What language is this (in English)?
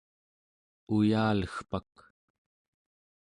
Central Yupik